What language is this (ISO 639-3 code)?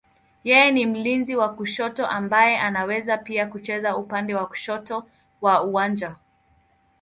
swa